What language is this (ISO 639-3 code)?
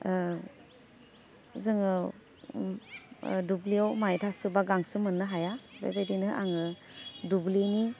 brx